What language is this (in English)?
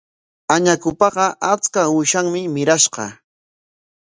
Corongo Ancash Quechua